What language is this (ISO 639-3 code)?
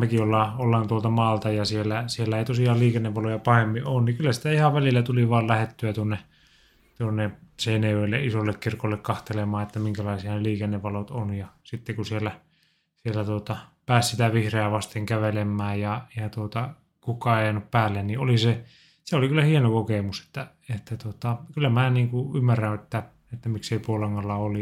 fin